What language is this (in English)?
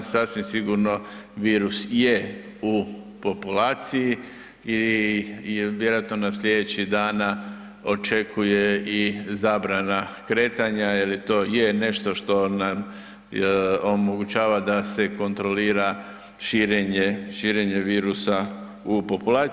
Croatian